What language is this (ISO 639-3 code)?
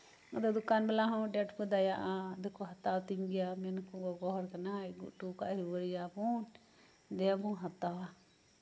sat